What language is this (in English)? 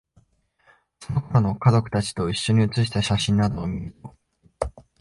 Japanese